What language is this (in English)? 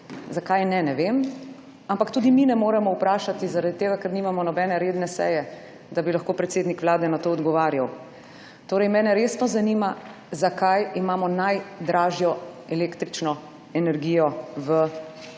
Slovenian